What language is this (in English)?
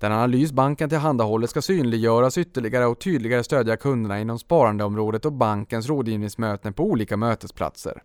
Swedish